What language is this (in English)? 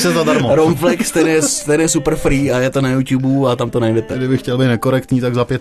Czech